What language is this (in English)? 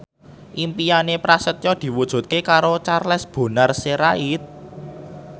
Javanese